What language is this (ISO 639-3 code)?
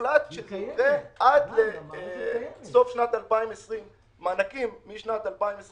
heb